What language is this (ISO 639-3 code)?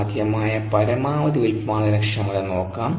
mal